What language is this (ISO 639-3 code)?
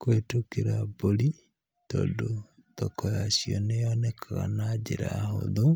kik